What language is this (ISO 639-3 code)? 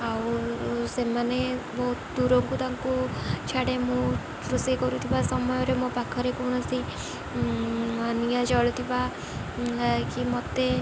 ori